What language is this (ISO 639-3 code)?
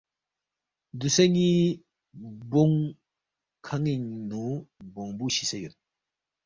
bft